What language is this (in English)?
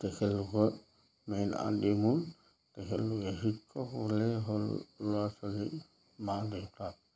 Assamese